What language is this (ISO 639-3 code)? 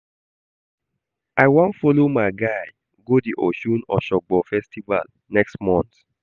pcm